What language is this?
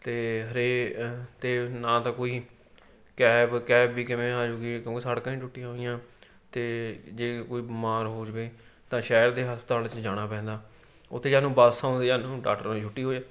Punjabi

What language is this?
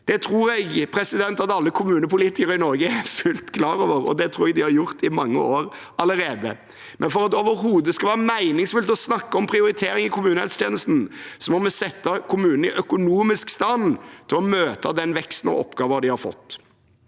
Norwegian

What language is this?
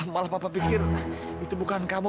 Indonesian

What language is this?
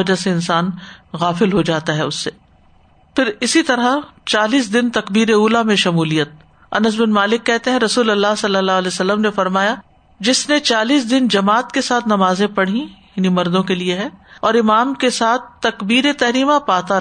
Urdu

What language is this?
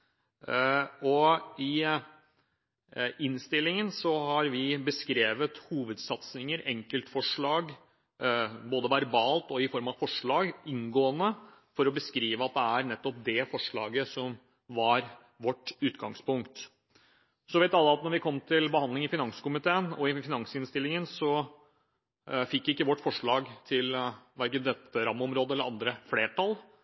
Norwegian Bokmål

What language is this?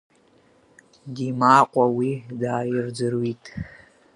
Abkhazian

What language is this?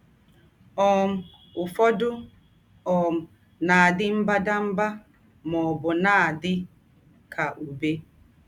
Igbo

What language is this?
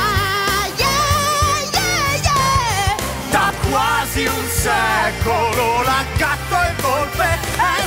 Italian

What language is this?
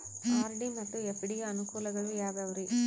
Kannada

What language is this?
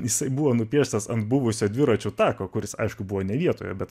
Lithuanian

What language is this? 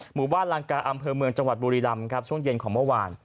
Thai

